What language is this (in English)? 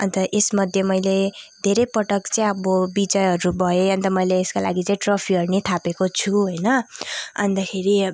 Nepali